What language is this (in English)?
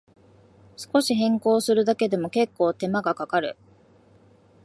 Japanese